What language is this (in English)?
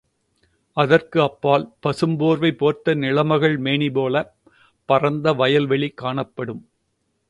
Tamil